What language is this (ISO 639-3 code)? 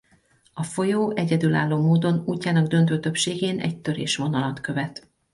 hun